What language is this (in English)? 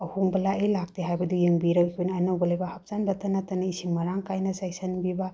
Manipuri